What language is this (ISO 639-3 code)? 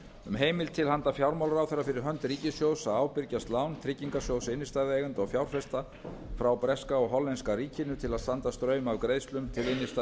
isl